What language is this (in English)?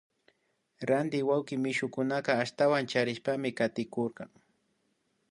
Imbabura Highland Quichua